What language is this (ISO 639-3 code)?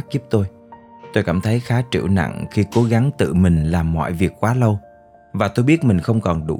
vie